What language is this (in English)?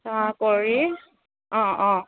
Assamese